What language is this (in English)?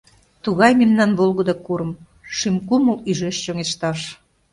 Mari